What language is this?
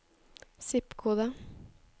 Norwegian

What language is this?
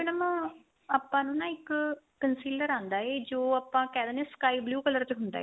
Punjabi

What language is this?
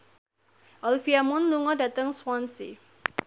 Javanese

